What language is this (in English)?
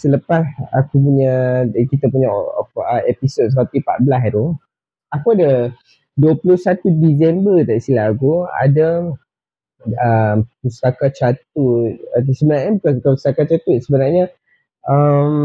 Malay